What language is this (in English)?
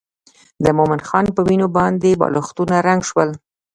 Pashto